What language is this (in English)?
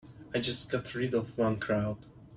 English